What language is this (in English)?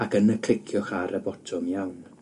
Welsh